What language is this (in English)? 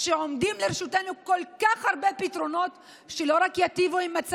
Hebrew